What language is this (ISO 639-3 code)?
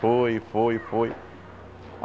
por